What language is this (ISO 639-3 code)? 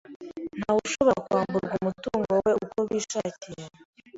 kin